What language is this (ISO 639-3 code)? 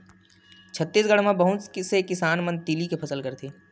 hne